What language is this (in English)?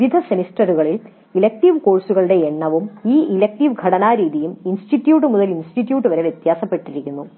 Malayalam